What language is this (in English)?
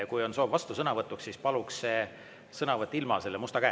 Estonian